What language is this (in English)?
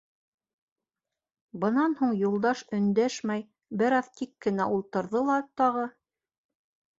Bashkir